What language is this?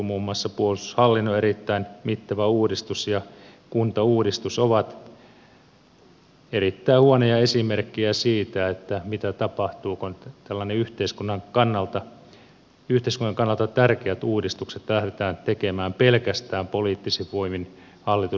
Finnish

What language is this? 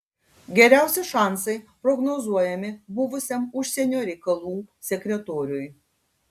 Lithuanian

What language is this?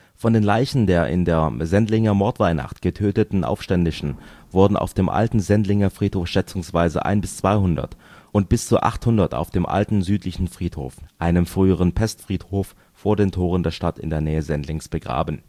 German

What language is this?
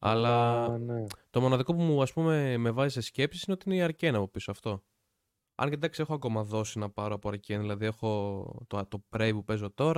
Greek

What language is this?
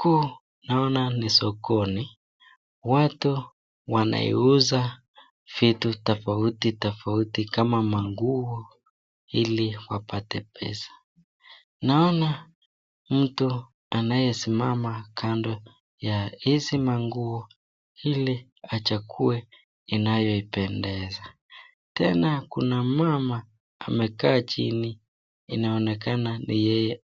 Swahili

